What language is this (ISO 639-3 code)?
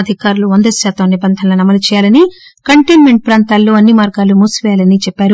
tel